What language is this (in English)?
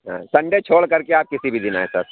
Urdu